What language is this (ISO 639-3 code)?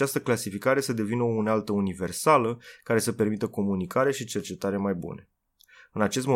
ron